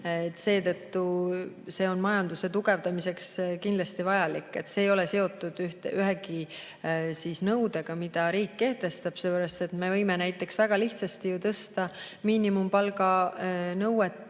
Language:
Estonian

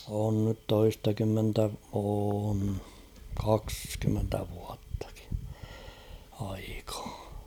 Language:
Finnish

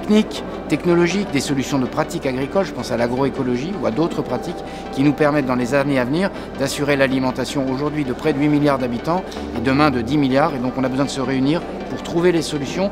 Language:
French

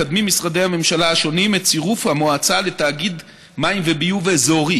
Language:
Hebrew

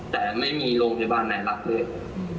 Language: Thai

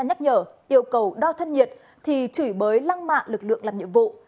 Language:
Vietnamese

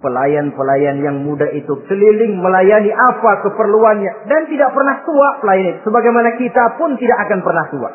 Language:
Indonesian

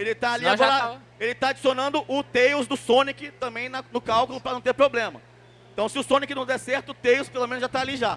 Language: Portuguese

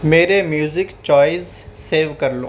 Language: Urdu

